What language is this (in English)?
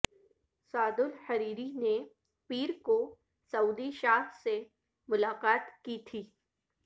Urdu